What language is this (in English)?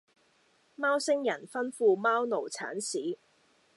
Cantonese